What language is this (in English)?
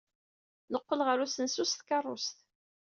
Kabyle